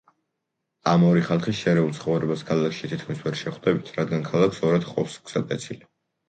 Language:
Georgian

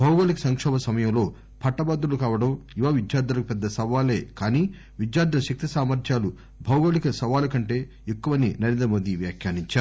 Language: Telugu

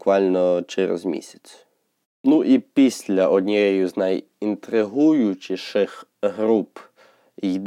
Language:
Ukrainian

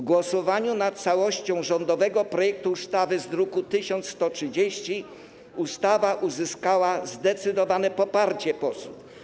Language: Polish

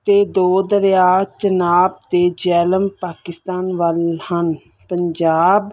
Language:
Punjabi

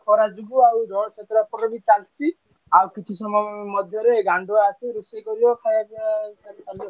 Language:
Odia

